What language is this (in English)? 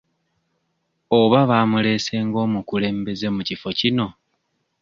Ganda